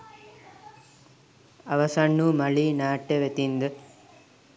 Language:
Sinhala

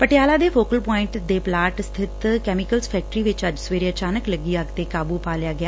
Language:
Punjabi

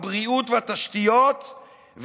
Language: Hebrew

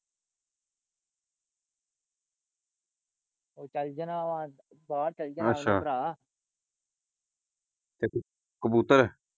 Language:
Punjabi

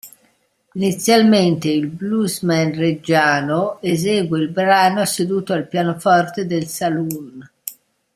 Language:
Italian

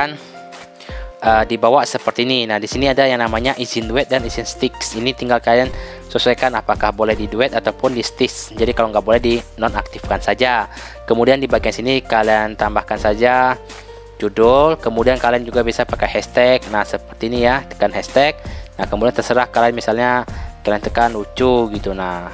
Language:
Indonesian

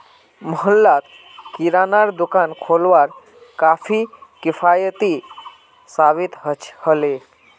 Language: Magahi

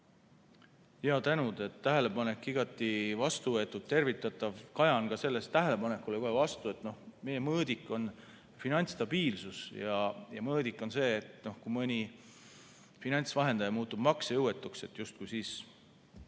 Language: Estonian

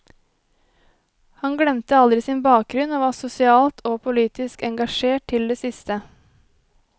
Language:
Norwegian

